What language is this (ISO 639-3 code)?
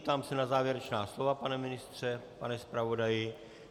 ces